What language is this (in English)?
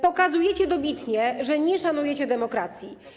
Polish